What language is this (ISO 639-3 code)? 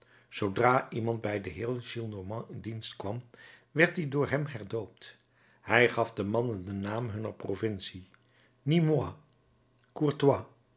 nld